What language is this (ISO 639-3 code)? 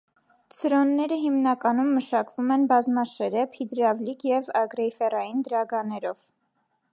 hye